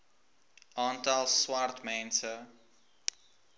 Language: Afrikaans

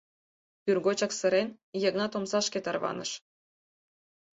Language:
Mari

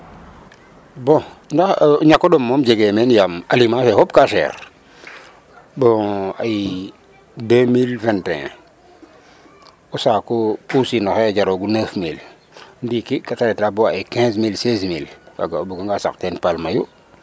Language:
Serer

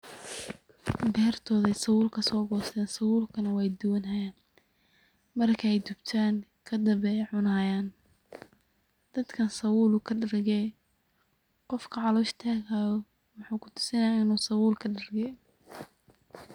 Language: Somali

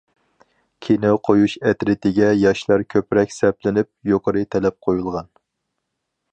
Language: Uyghur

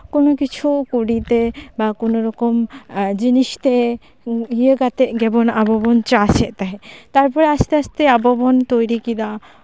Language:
Santali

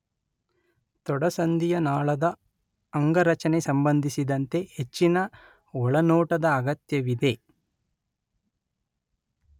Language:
Kannada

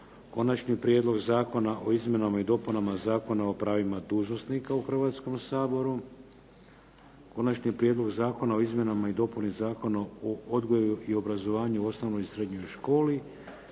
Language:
Croatian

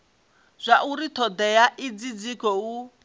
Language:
Venda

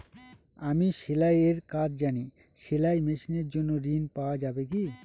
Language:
Bangla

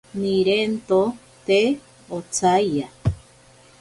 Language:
Ashéninka Perené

